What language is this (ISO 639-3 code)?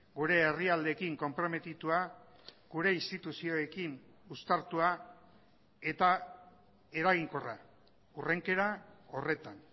eus